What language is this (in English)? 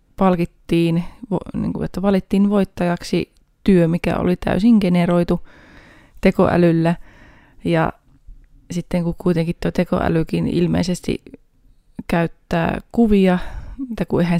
Finnish